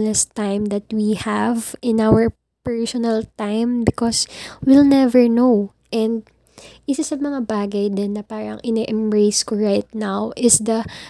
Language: Filipino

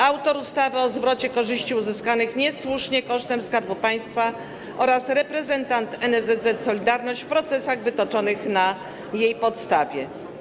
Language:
Polish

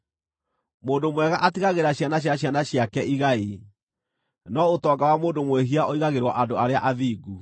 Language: Kikuyu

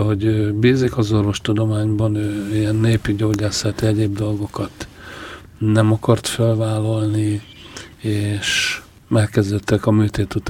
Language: Hungarian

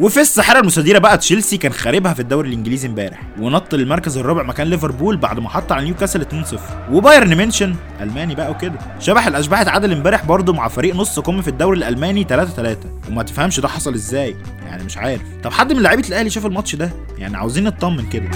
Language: Arabic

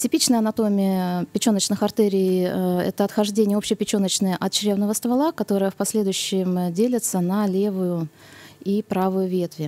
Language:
Russian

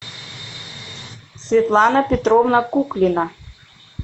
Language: Russian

